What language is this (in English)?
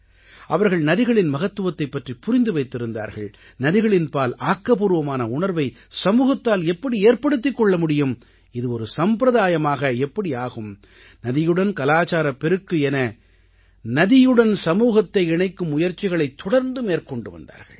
Tamil